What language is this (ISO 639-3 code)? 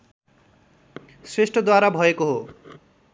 nep